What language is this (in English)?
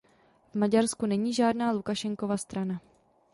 Czech